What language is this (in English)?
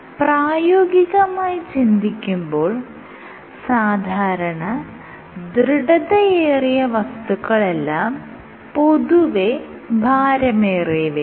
Malayalam